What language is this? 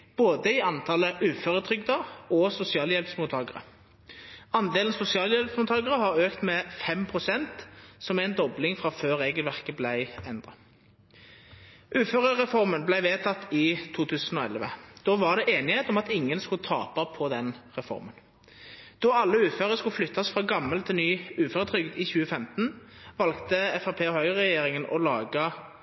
Norwegian Nynorsk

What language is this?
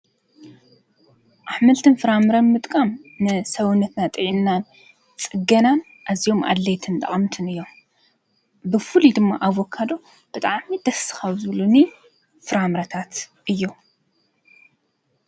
Tigrinya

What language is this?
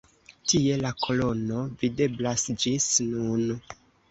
Esperanto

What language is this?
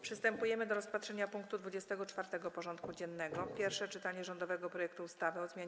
Polish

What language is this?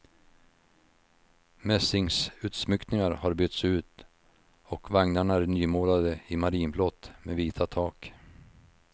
Swedish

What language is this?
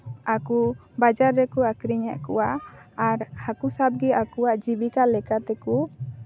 Santali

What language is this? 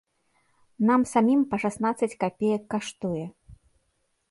Belarusian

